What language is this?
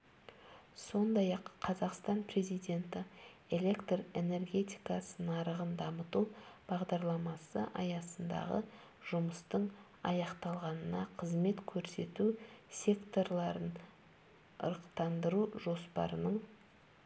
Kazakh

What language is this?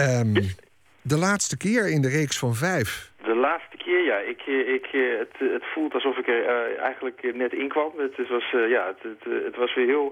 Dutch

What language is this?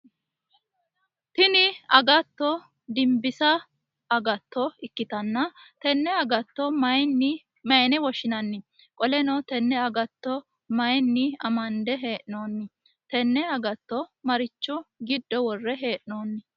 Sidamo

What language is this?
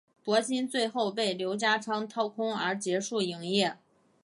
Chinese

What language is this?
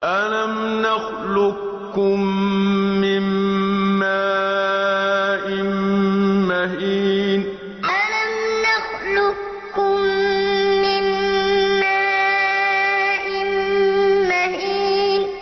Arabic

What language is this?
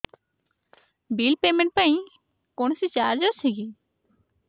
Odia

